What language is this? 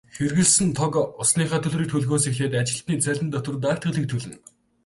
Mongolian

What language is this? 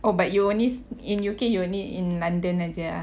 English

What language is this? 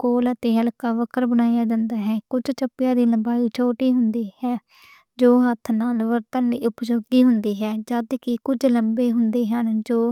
Western Panjabi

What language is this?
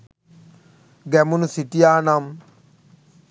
Sinhala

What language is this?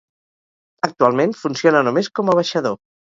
Catalan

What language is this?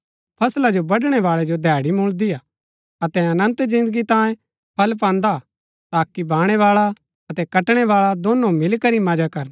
Gaddi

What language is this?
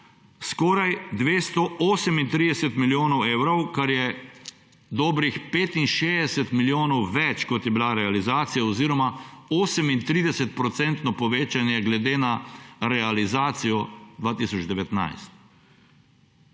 Slovenian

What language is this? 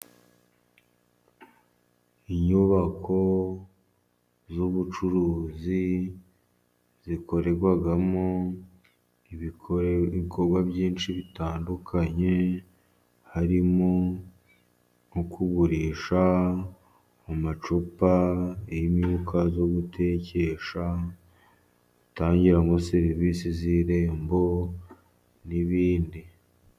Kinyarwanda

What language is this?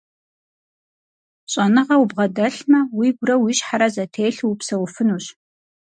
Kabardian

